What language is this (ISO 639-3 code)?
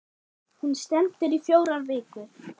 isl